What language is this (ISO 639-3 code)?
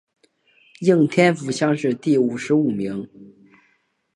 zho